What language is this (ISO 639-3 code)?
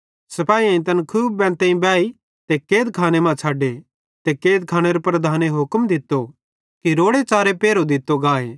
bhd